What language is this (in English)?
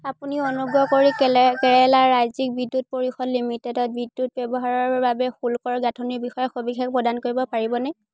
Assamese